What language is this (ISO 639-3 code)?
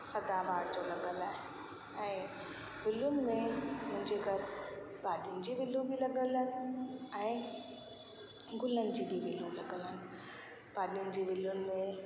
snd